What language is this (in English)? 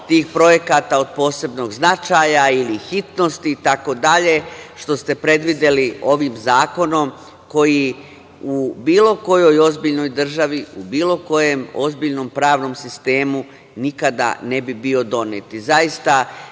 Serbian